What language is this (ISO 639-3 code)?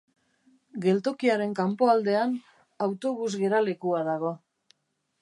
eus